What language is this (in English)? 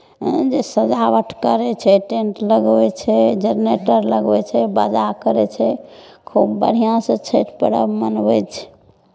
Maithili